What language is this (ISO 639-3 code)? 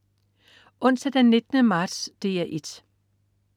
dan